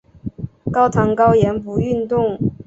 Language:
Chinese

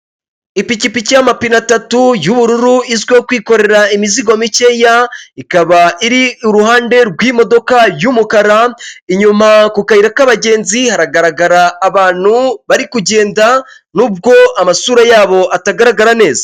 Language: Kinyarwanda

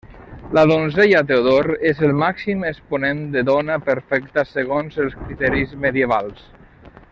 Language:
Catalan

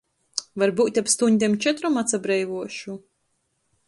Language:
Latgalian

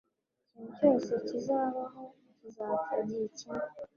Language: Kinyarwanda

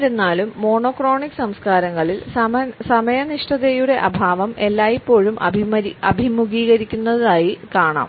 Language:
Malayalam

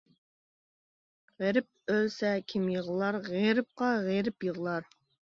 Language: Uyghur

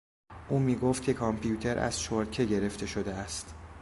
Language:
Persian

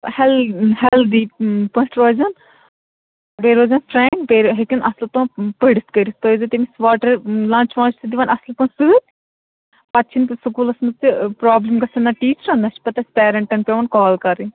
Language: Kashmiri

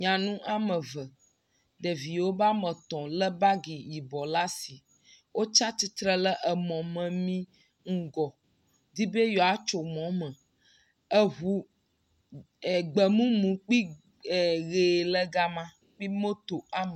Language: Ewe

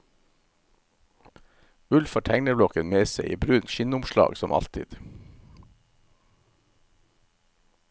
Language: Norwegian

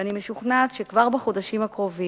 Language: Hebrew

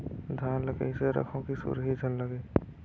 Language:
Chhattisgarhi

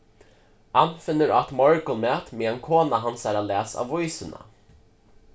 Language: Faroese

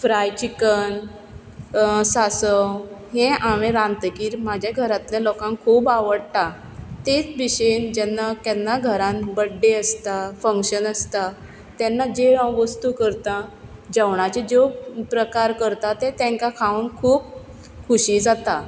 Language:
Konkani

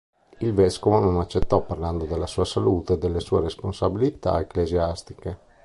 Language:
Italian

